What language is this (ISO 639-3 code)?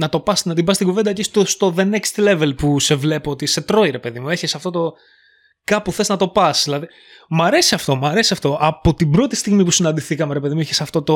ell